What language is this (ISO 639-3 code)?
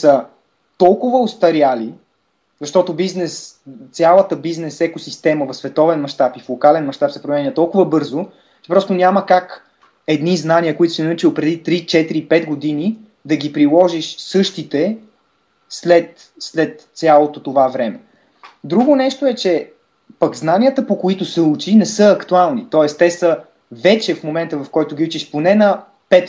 bul